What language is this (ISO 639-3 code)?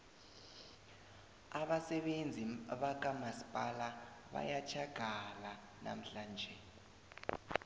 nbl